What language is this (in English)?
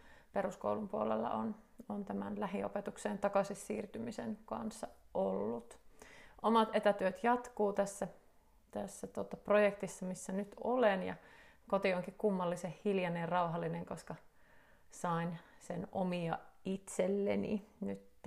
Finnish